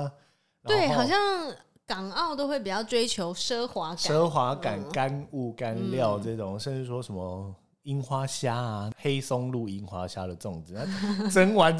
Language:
Chinese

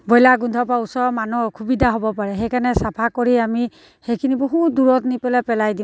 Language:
Assamese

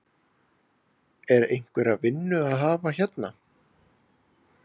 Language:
Icelandic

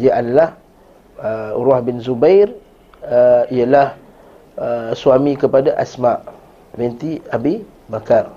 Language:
Malay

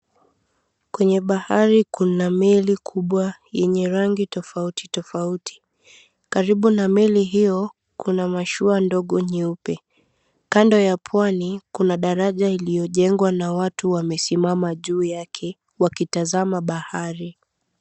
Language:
Swahili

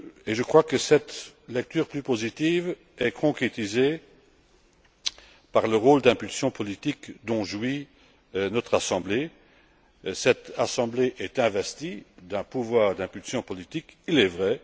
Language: French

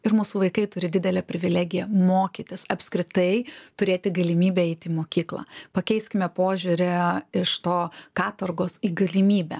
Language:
Lithuanian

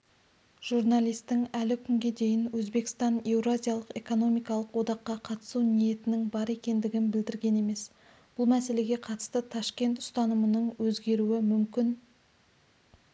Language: Kazakh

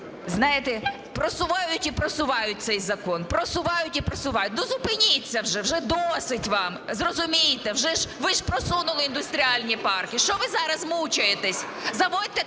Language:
Ukrainian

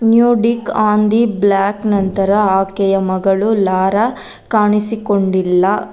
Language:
Kannada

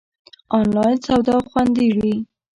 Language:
Pashto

